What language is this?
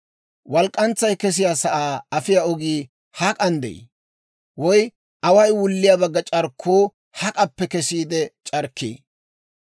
Dawro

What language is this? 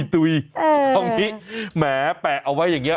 Thai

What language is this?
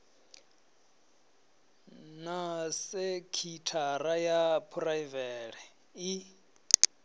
Venda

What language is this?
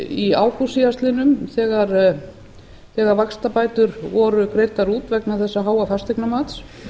Icelandic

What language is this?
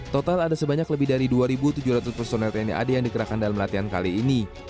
Indonesian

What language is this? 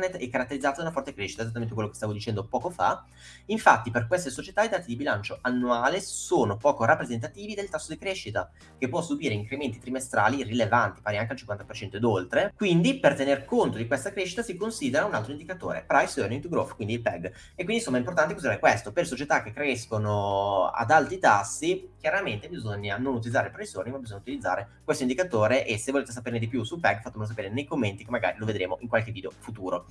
Italian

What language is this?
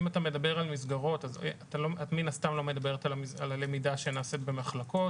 Hebrew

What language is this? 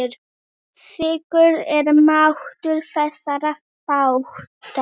Icelandic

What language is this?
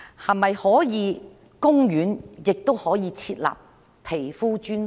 Cantonese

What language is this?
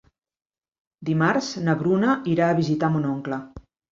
Catalan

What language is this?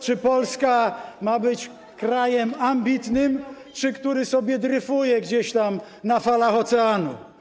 Polish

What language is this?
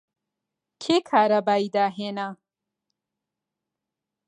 Central Kurdish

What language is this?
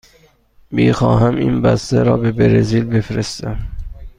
Persian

